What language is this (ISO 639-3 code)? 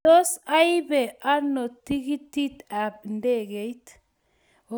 kln